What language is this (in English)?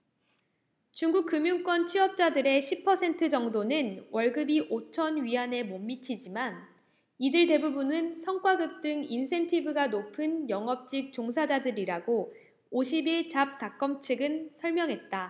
Korean